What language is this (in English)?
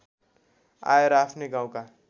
Nepali